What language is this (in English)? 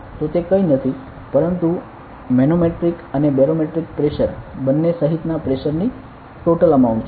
Gujarati